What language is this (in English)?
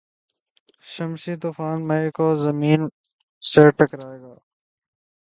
Urdu